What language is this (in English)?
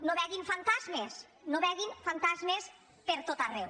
Catalan